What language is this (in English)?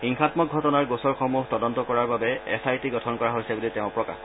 Assamese